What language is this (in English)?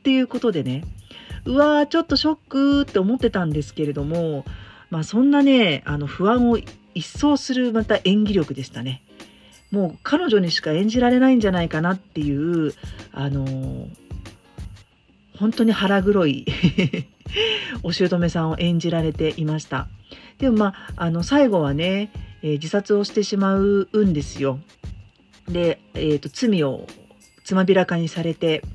Japanese